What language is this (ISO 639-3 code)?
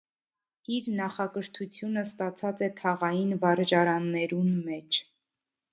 hye